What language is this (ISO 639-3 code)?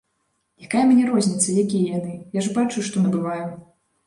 bel